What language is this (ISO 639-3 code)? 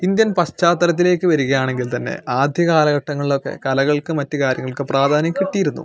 mal